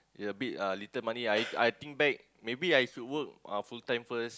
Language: English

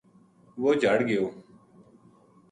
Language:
Gujari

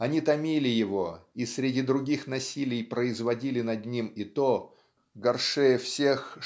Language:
Russian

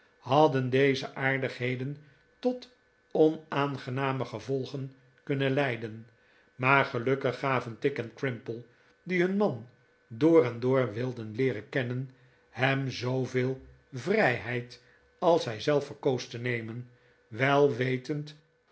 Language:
Dutch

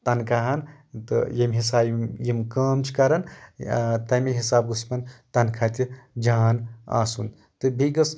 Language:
Kashmiri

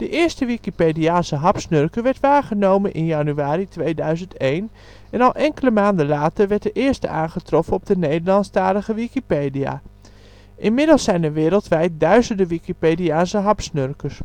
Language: Dutch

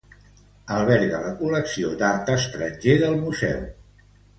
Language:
Catalan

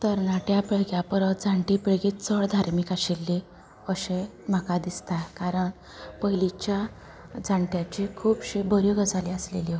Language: Konkani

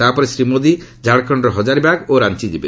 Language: Odia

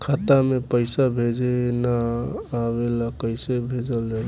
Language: Bhojpuri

